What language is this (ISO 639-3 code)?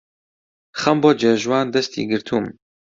ckb